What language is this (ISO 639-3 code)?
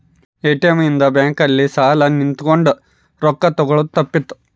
kan